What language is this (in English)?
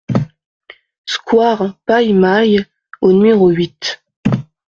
French